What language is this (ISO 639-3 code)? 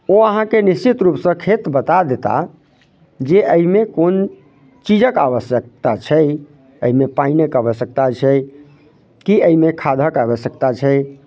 mai